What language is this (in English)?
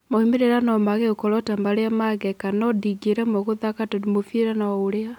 Kikuyu